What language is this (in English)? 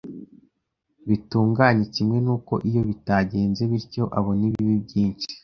Kinyarwanda